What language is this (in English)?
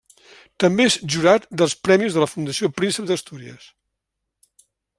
Catalan